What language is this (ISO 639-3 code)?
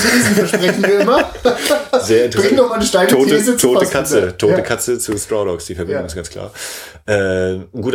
deu